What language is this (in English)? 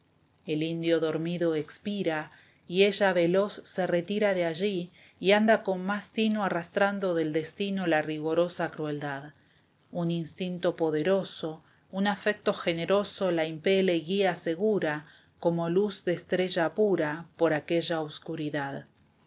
Spanish